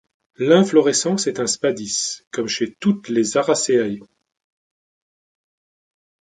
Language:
French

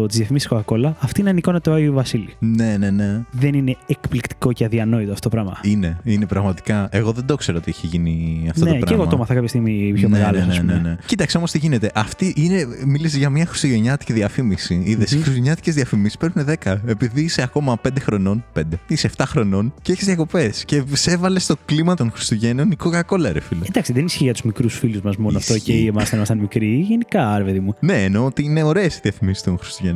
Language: Greek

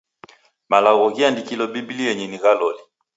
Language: Taita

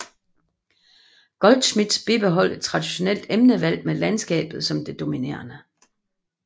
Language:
Danish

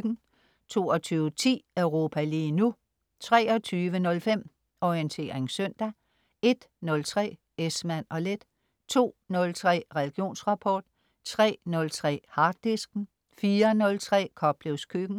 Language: Danish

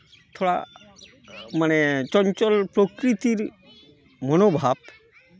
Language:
Santali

